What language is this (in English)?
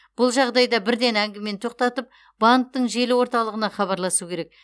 Kazakh